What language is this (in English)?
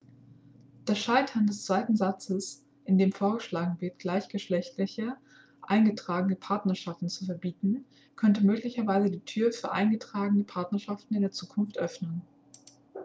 German